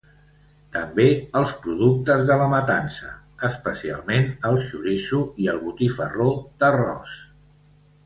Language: Catalan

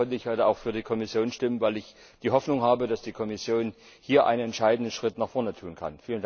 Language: German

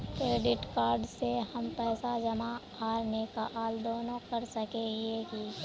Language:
Magahi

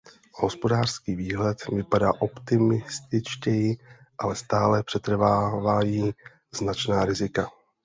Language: Czech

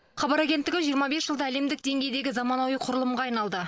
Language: Kazakh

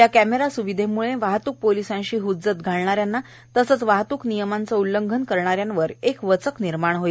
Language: Marathi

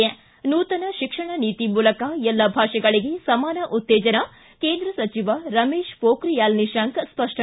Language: Kannada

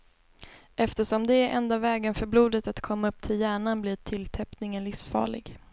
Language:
Swedish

